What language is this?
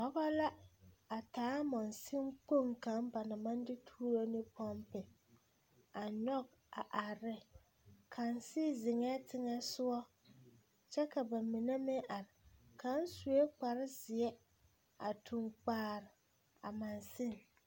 Southern Dagaare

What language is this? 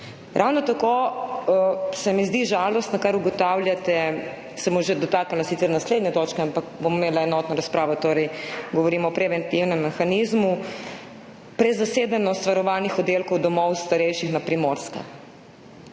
Slovenian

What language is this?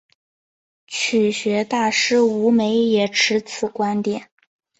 Chinese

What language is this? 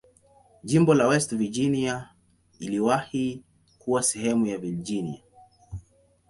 Swahili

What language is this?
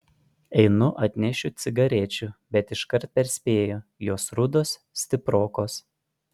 Lithuanian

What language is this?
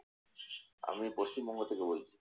Bangla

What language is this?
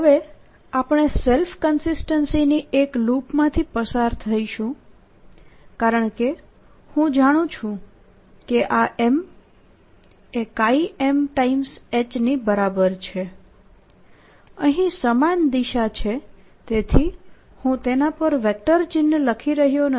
Gujarati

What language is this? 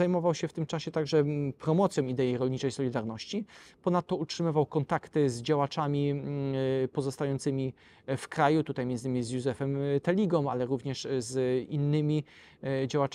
Polish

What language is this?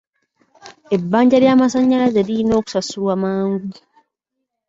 Ganda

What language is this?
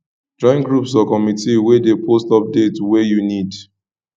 Nigerian Pidgin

